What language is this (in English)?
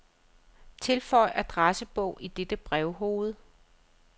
Danish